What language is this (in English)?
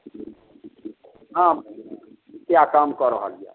Maithili